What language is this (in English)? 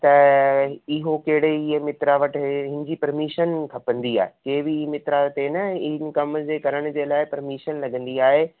Sindhi